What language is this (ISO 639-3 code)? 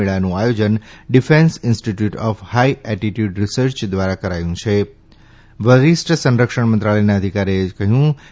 guj